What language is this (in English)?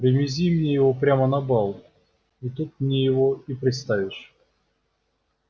Russian